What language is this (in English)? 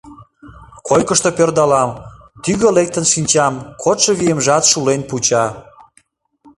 Mari